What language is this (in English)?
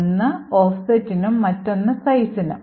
Malayalam